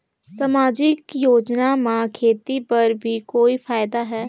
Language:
Chhattisgarhi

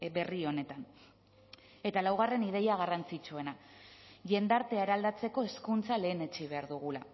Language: Basque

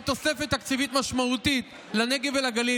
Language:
Hebrew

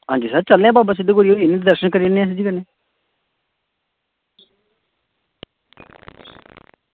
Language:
Dogri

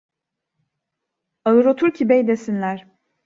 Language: Turkish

